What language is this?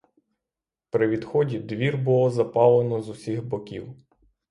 Ukrainian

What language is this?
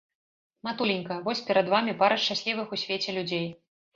Belarusian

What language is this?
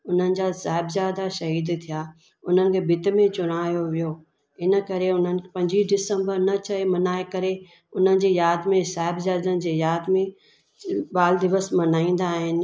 Sindhi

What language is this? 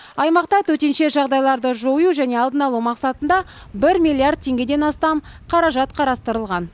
Kazakh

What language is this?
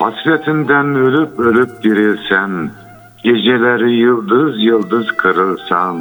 Turkish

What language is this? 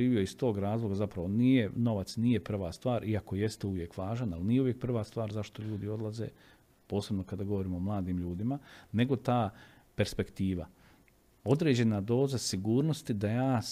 Croatian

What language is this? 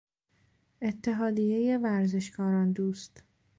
Persian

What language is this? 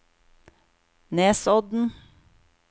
Norwegian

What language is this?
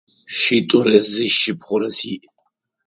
Adyghe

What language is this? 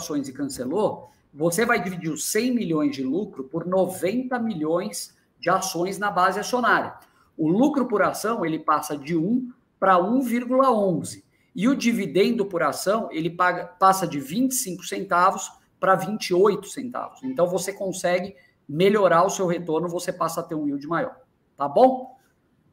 Portuguese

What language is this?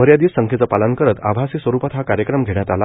Marathi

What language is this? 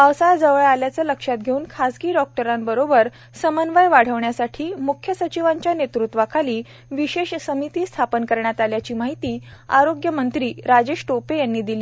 Marathi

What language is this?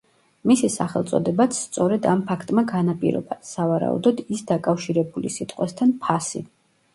Georgian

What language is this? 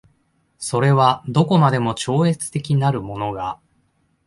Japanese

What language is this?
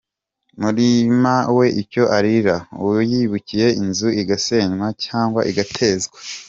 Kinyarwanda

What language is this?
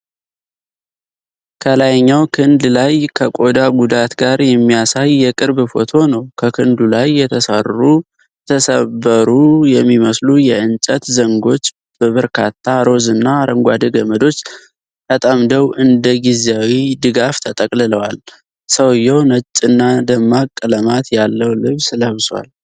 Amharic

